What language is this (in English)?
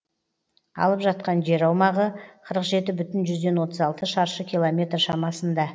Kazakh